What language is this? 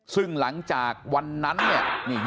Thai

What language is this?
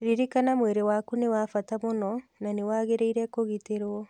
Kikuyu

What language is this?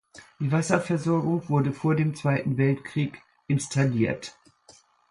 German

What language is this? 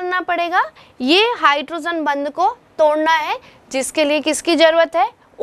Hindi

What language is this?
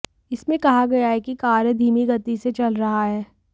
Hindi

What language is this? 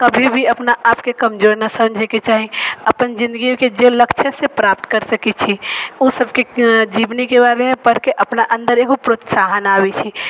Maithili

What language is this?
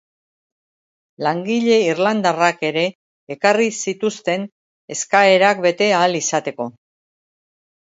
Basque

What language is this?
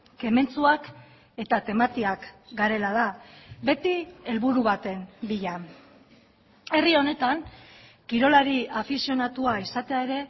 Basque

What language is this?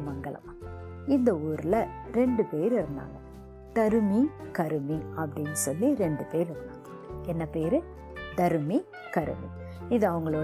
Tamil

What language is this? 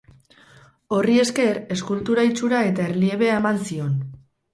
Basque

